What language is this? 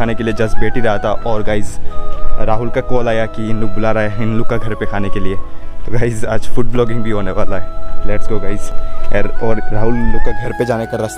Hindi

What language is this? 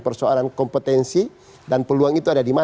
Indonesian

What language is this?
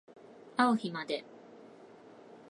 Japanese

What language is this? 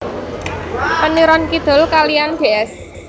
Javanese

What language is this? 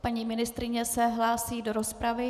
Czech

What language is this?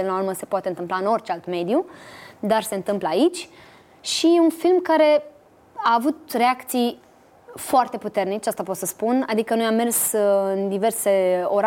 Romanian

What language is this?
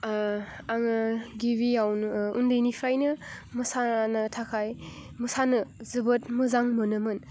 Bodo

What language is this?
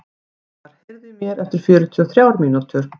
Icelandic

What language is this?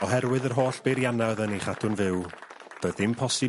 Welsh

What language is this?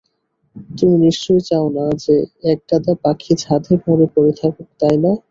Bangla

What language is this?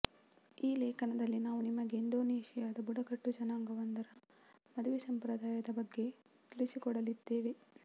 Kannada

